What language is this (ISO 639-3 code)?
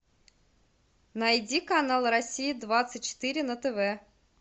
rus